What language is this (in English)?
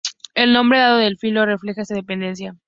Spanish